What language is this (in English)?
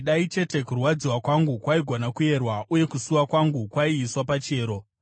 Shona